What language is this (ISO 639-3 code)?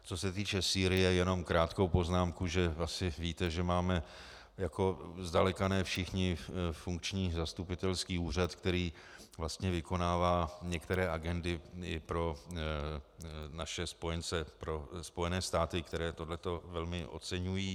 ces